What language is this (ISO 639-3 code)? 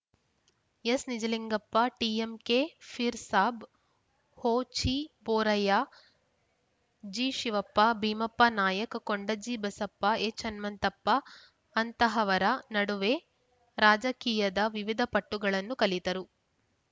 kan